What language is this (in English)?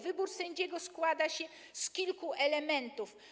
Polish